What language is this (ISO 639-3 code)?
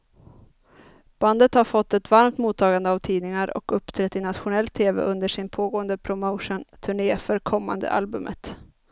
swe